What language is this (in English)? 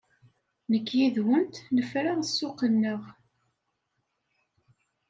Kabyle